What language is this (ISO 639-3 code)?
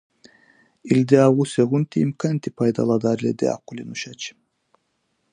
dar